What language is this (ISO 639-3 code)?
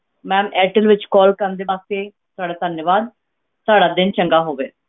pan